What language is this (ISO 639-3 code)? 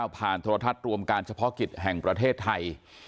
tha